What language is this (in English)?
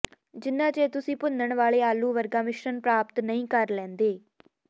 Punjabi